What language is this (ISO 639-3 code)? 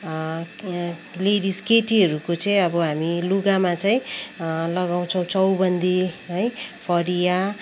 nep